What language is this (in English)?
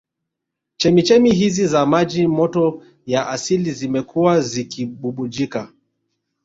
Swahili